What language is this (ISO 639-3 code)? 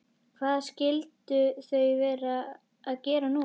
isl